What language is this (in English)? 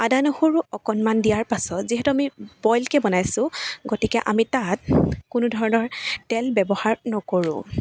Assamese